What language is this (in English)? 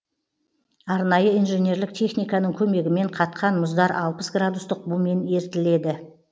Kazakh